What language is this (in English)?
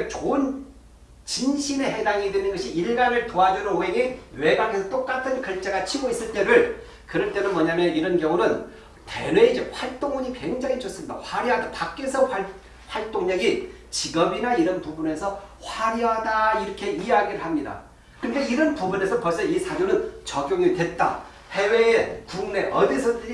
Korean